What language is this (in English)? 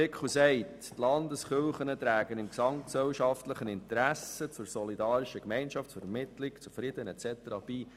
Swiss German